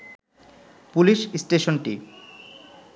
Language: Bangla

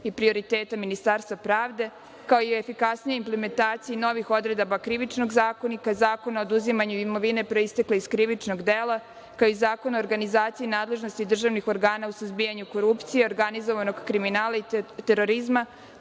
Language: Serbian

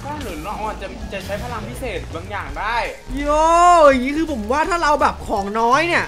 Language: Thai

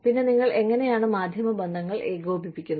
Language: Malayalam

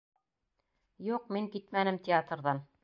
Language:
Bashkir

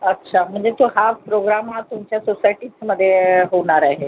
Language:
Marathi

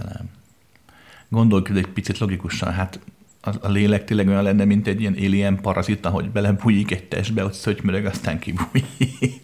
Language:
Hungarian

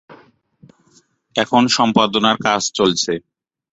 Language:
Bangla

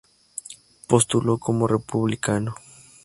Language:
Spanish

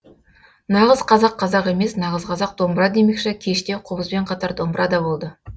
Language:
Kazakh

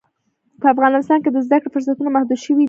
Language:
Pashto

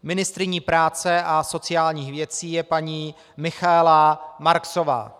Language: Czech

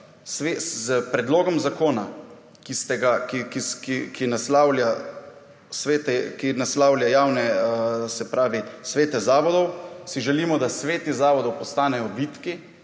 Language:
Slovenian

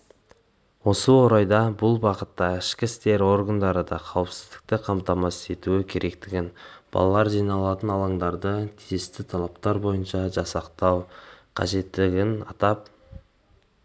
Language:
Kazakh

